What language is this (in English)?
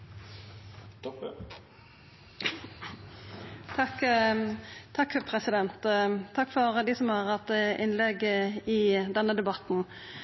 Norwegian